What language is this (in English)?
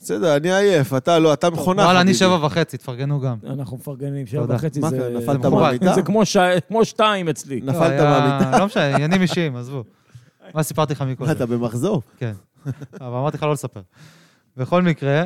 Hebrew